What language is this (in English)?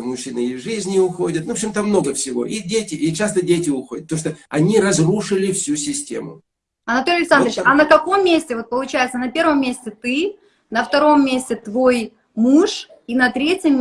Russian